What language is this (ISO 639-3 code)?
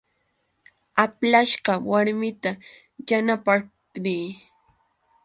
qux